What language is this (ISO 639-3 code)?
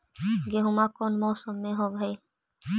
mag